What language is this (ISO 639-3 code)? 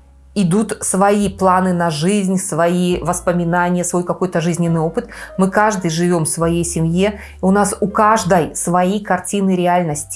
rus